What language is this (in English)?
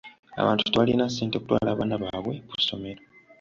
Ganda